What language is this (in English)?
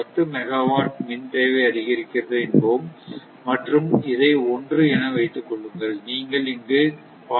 Tamil